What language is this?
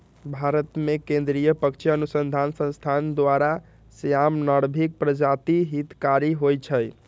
Magahi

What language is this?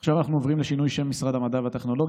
Hebrew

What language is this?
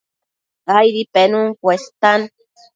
Matsés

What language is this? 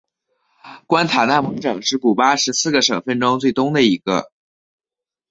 Chinese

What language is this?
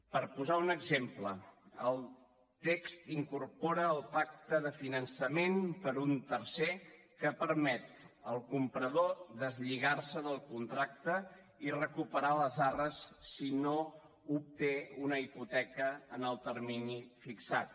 Catalan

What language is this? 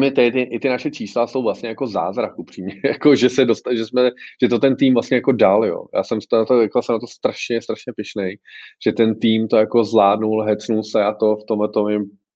Czech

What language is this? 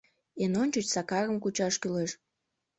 Mari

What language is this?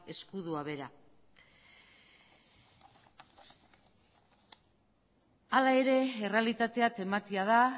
Basque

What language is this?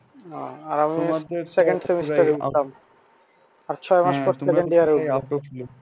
Bangla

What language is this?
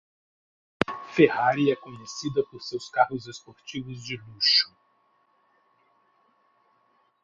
Portuguese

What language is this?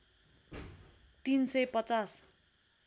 Nepali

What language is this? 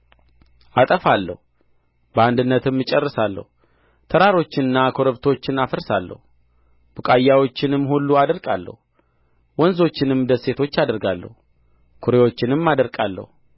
Amharic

